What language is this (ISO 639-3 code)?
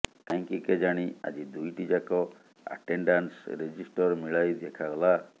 ori